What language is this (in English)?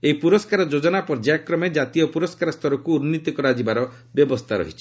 Odia